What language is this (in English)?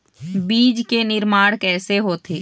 Chhattisgarhi